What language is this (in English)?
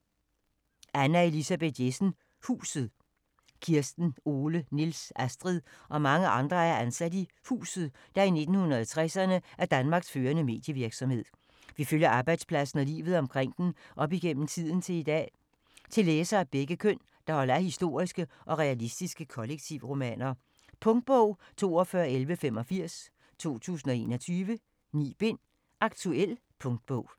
Danish